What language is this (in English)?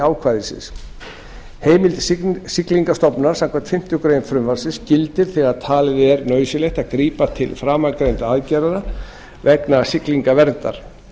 Icelandic